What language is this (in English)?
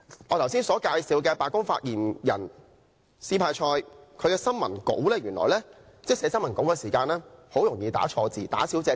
Cantonese